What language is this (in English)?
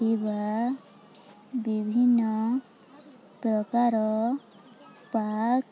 Odia